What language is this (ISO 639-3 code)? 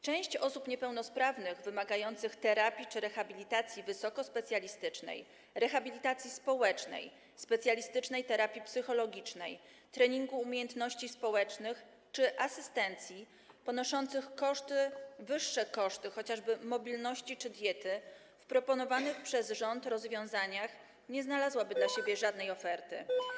pol